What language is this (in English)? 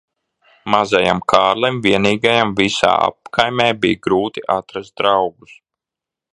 Latvian